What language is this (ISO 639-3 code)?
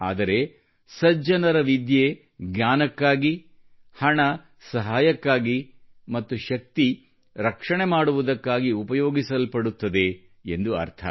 kan